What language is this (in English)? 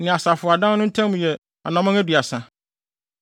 Akan